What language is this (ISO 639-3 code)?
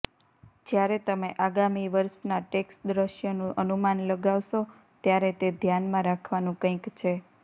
guj